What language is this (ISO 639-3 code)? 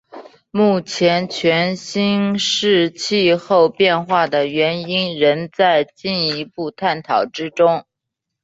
zho